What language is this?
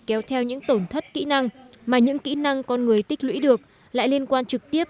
Vietnamese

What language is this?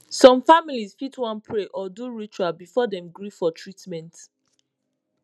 Nigerian Pidgin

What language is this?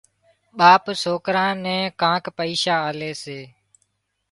Wadiyara Koli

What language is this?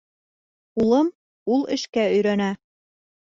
Bashkir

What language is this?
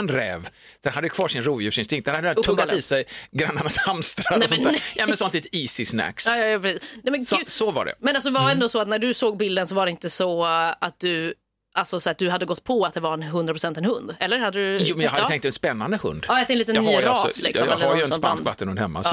Swedish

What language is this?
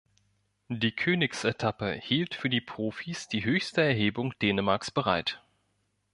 German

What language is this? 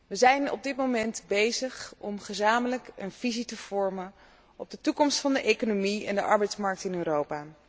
Dutch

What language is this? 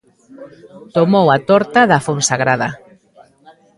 Galician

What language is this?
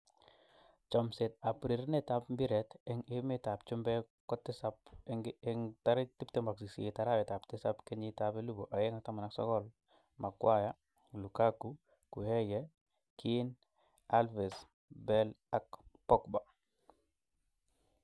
Kalenjin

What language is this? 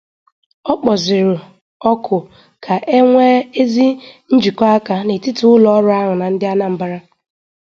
Igbo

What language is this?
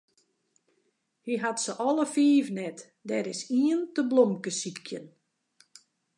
Western Frisian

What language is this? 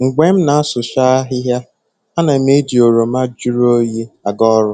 Igbo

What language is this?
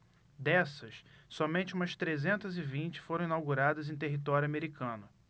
Portuguese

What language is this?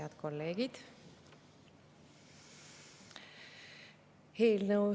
Estonian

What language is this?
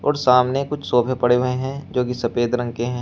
Hindi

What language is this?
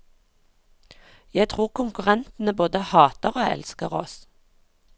Norwegian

